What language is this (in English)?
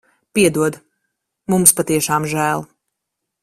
Latvian